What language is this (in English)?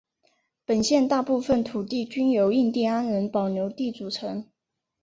Chinese